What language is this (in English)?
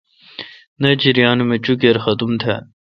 Kalkoti